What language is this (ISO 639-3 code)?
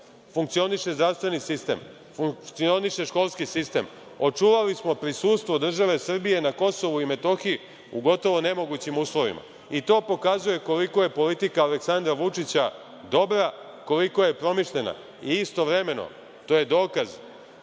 srp